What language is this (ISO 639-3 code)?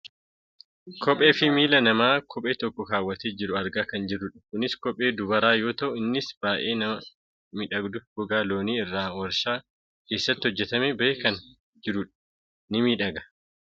orm